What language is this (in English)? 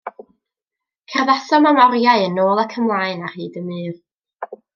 Welsh